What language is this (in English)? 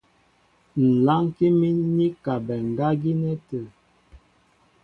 Mbo (Cameroon)